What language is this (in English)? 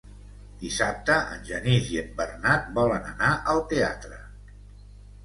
Catalan